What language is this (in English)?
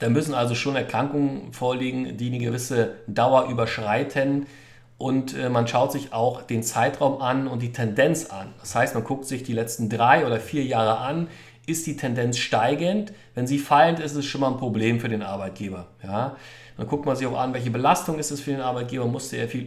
German